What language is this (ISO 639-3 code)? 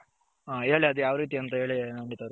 kan